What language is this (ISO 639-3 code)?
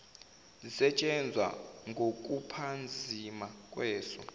zul